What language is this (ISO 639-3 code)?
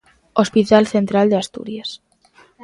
glg